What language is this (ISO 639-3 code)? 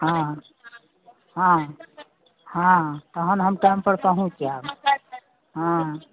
mai